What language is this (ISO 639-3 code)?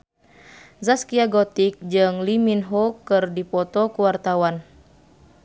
sun